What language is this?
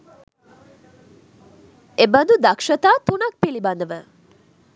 Sinhala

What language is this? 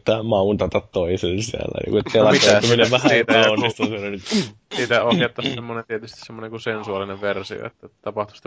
Finnish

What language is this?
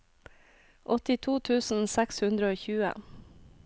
Norwegian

